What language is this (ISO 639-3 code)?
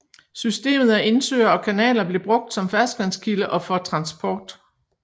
dan